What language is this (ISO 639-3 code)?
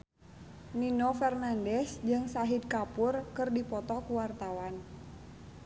sun